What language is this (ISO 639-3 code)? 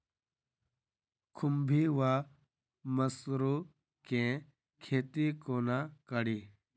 mai